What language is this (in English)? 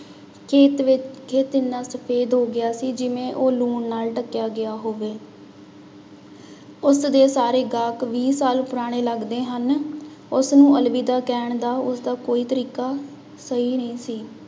Punjabi